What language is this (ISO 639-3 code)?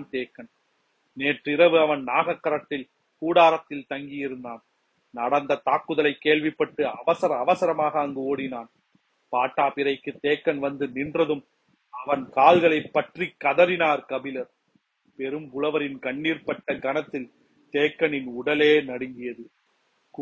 tam